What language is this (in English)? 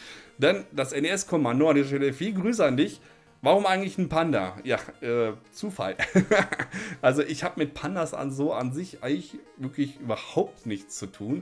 German